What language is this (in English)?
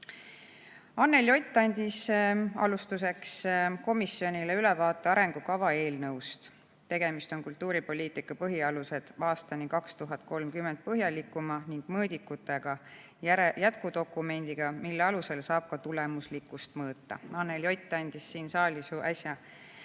Estonian